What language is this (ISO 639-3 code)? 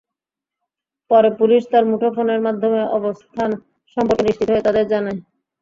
ben